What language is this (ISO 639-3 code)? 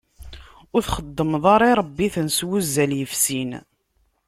kab